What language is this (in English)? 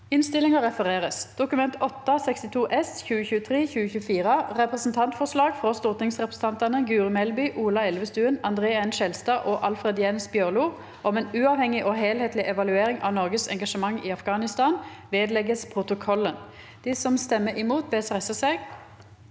Norwegian